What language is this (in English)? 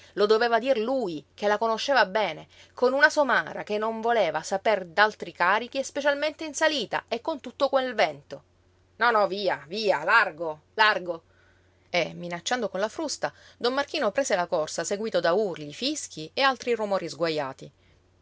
Italian